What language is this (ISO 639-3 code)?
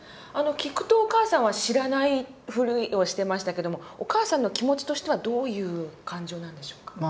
jpn